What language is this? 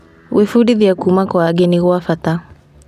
Kikuyu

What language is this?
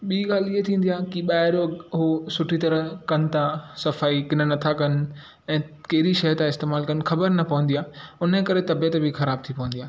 Sindhi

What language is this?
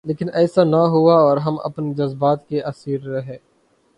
Urdu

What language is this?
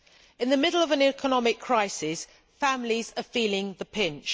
English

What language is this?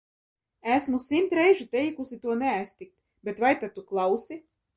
Latvian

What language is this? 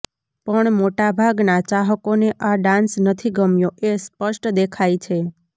Gujarati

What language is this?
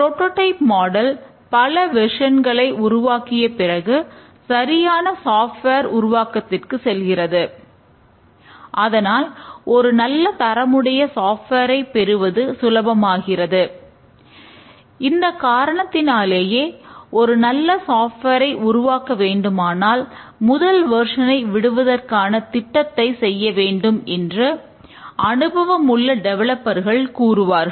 Tamil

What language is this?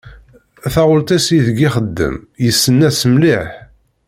Kabyle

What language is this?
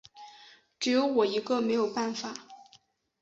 Chinese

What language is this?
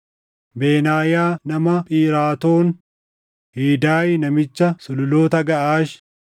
Oromo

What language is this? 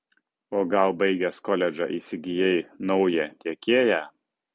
Lithuanian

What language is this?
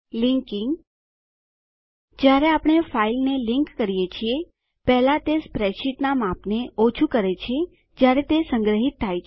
Gujarati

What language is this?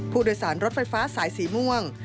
Thai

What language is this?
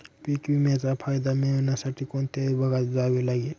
Marathi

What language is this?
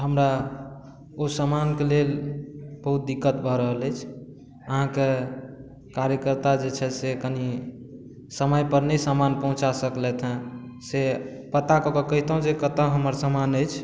Maithili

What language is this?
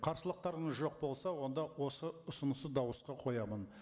Kazakh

